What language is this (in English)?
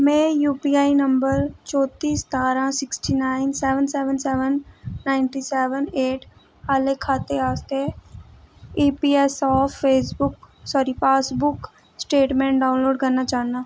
Dogri